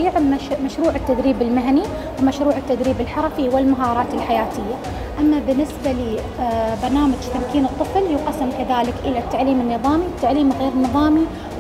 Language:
Arabic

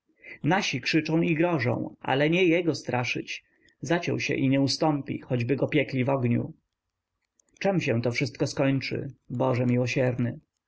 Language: Polish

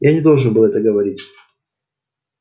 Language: Russian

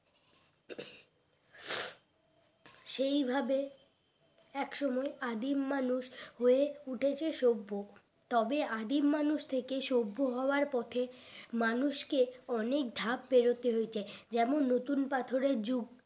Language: Bangla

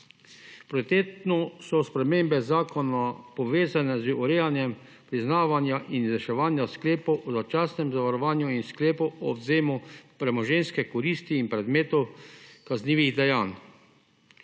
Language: Slovenian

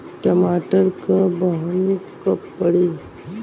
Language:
Bhojpuri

